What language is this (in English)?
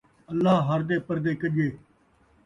Saraiki